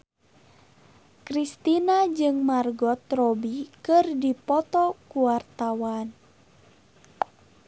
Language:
Sundanese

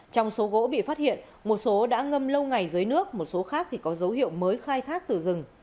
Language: Vietnamese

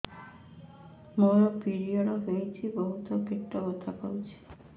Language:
Odia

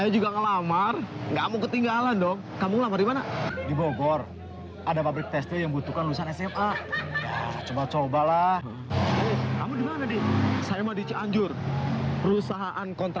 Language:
Indonesian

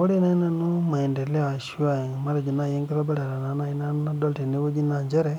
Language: Masai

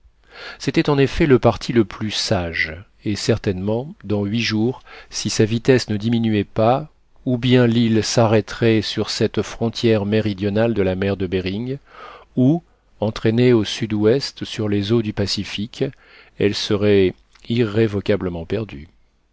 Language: French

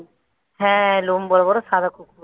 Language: Bangla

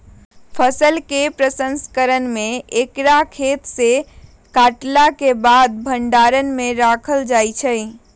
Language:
Magahi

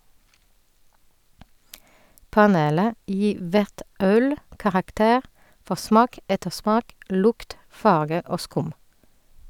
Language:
Norwegian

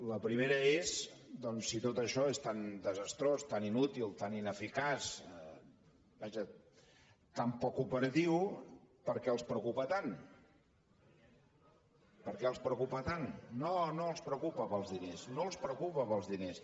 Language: Catalan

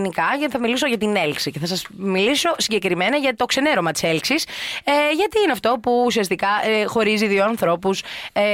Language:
Greek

